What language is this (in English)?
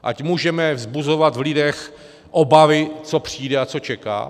Czech